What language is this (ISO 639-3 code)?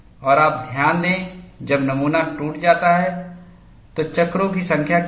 hin